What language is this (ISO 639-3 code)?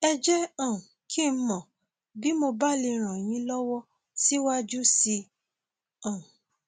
yor